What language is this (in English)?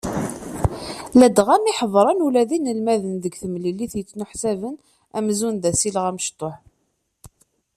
Kabyle